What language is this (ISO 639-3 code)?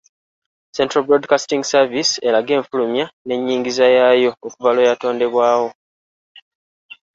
lug